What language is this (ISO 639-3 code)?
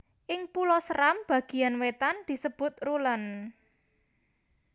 jav